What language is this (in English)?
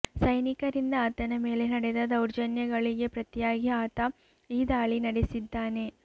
Kannada